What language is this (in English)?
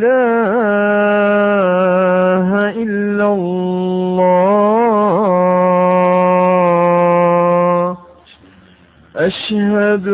Arabic